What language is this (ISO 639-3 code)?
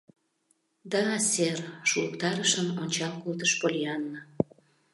chm